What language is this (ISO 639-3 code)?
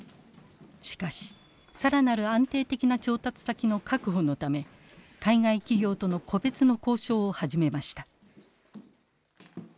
jpn